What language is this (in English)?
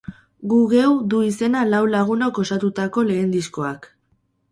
Basque